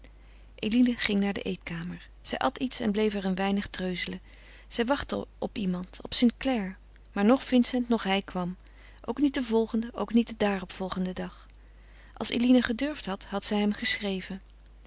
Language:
Dutch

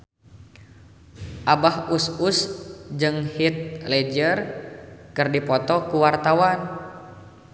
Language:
Sundanese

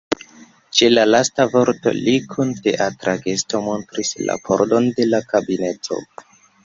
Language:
Esperanto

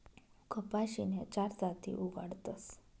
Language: Marathi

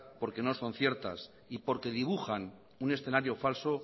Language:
Spanish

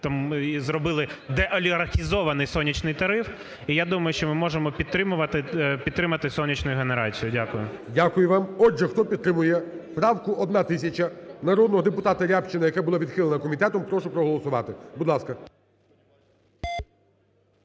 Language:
Ukrainian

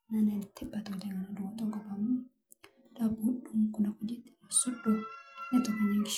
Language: Masai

